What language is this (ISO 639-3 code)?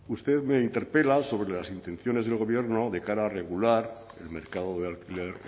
spa